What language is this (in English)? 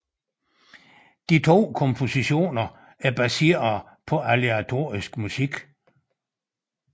Danish